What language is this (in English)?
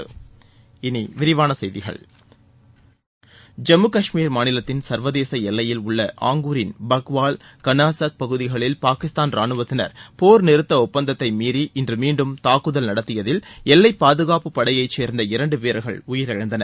Tamil